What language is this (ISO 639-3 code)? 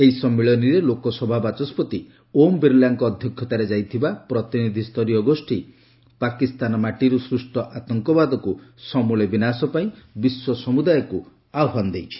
ori